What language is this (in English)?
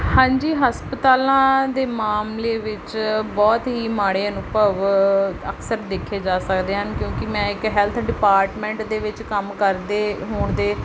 Punjabi